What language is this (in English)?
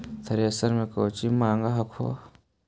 Magahi